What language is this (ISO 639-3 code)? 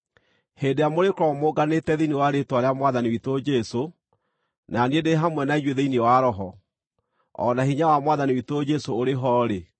kik